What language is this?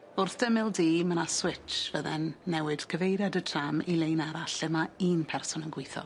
Welsh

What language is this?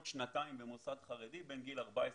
Hebrew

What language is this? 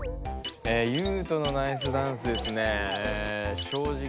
Japanese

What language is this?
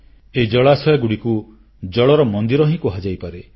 Odia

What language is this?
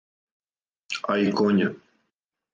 Serbian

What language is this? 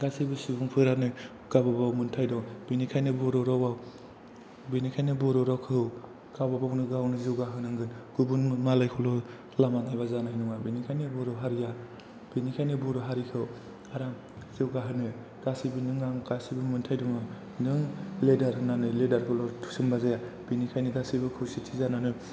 Bodo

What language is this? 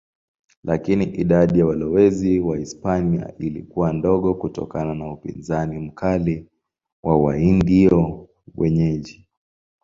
Swahili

